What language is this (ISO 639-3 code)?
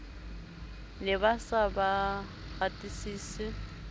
sot